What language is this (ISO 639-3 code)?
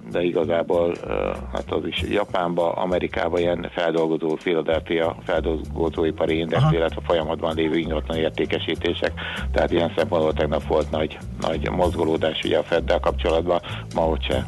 hun